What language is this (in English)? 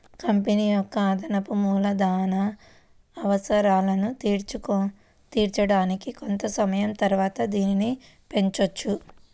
Telugu